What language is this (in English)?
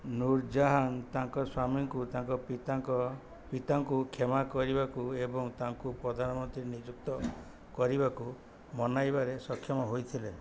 Odia